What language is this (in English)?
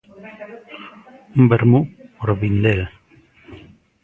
Galician